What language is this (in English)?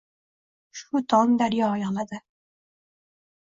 Uzbek